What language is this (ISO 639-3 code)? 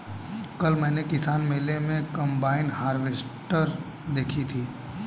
hin